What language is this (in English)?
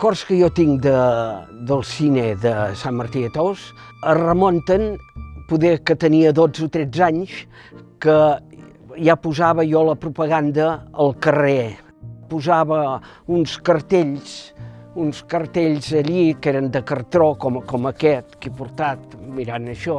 Catalan